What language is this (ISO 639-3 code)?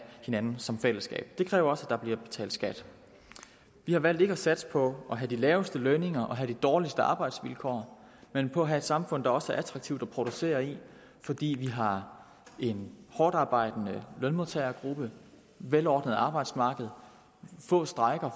dan